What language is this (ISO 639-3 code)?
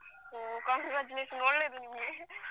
kan